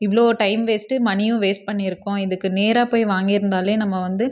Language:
Tamil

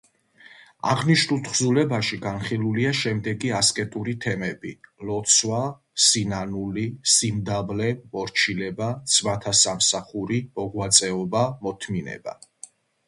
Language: Georgian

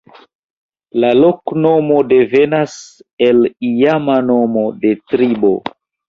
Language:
Esperanto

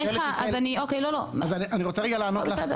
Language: Hebrew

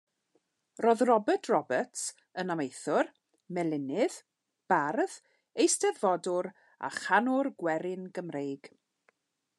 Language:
Welsh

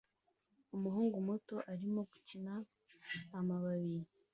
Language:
Kinyarwanda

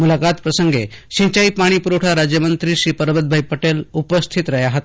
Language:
Gujarati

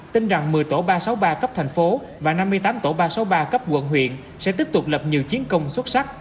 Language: Vietnamese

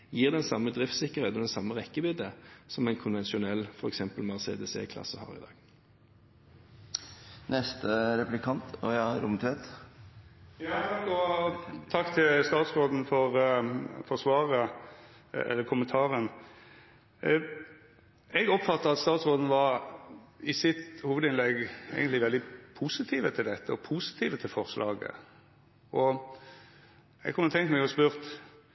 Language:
Norwegian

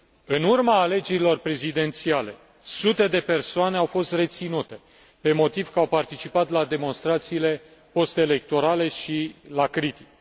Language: Romanian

